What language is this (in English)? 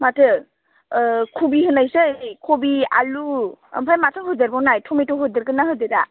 Bodo